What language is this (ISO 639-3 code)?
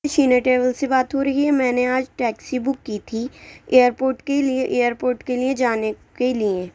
urd